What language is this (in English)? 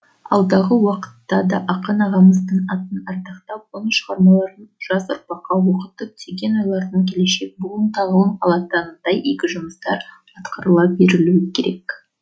Kazakh